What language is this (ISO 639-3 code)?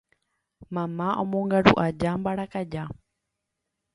grn